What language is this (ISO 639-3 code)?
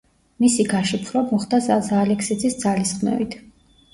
kat